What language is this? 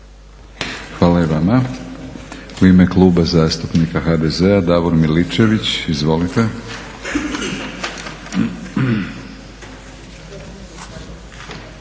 Croatian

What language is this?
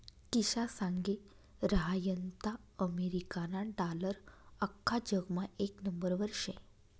Marathi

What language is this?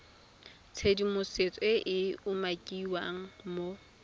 Tswana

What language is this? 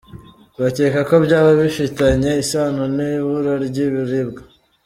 Kinyarwanda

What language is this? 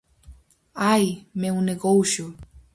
Galician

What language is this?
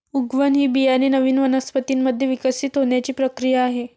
Marathi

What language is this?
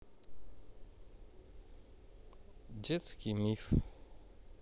Russian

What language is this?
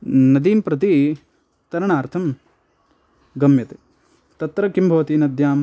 Sanskrit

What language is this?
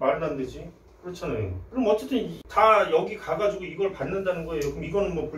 Korean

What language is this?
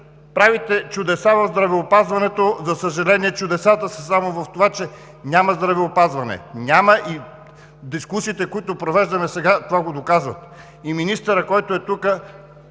Bulgarian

